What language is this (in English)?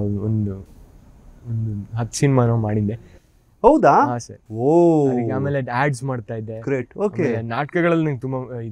Kannada